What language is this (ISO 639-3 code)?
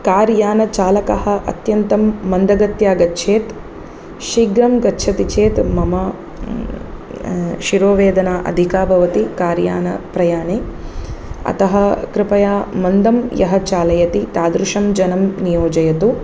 san